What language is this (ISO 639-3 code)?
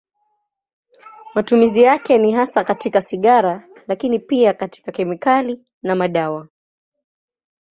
swa